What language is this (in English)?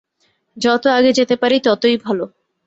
Bangla